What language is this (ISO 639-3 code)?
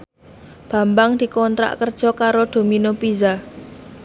jav